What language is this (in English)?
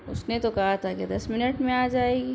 Urdu